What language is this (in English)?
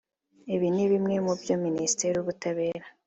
Kinyarwanda